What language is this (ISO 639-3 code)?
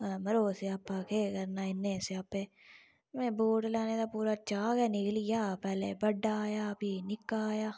doi